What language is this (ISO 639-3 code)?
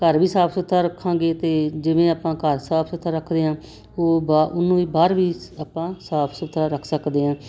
pan